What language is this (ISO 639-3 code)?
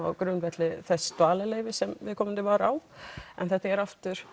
isl